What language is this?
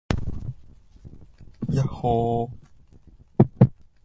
Japanese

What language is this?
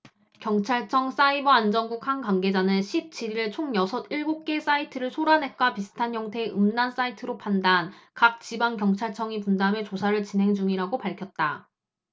Korean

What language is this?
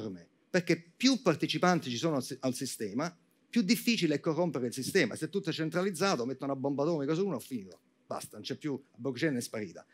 Italian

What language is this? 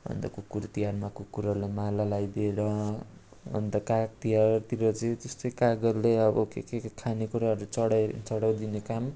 Nepali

